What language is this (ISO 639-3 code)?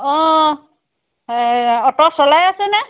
asm